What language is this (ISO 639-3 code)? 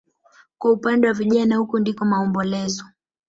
swa